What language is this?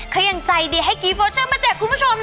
Thai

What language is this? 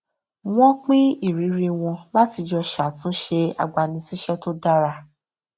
Yoruba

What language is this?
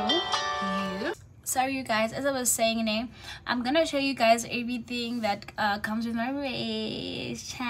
English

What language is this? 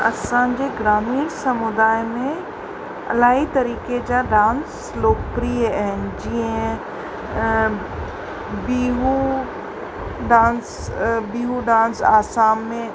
Sindhi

